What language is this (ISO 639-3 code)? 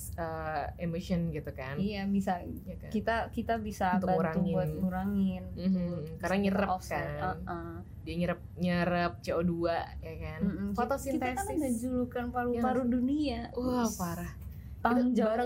ind